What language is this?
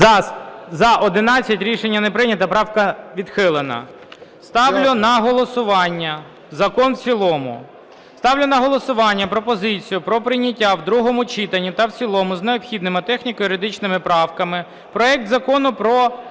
Ukrainian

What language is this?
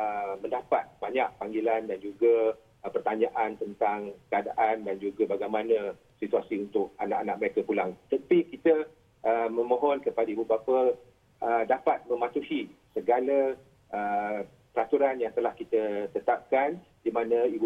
Malay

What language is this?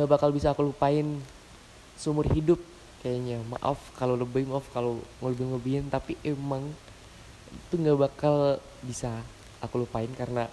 Indonesian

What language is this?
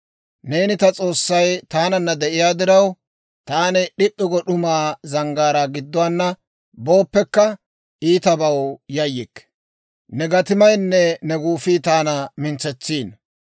Dawro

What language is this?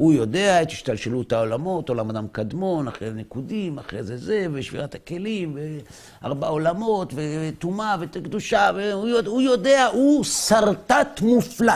Hebrew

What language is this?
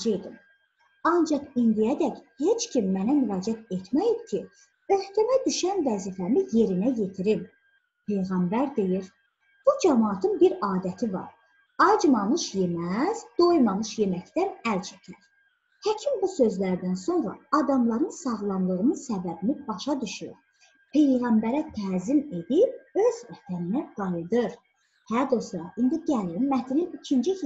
Turkish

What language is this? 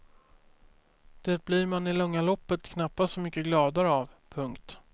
Swedish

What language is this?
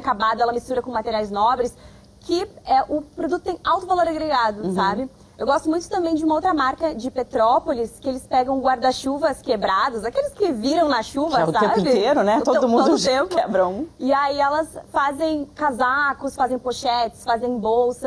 Portuguese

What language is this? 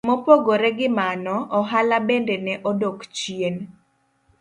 Luo (Kenya and Tanzania)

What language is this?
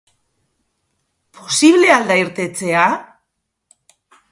Basque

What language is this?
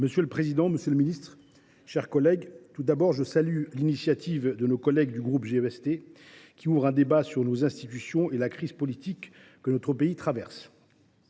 French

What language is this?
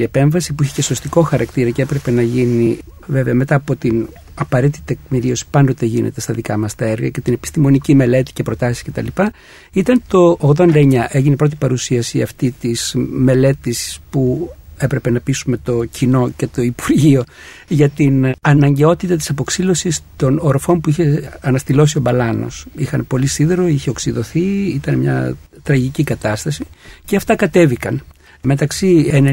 Greek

